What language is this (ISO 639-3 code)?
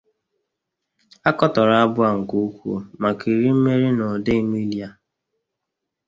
ibo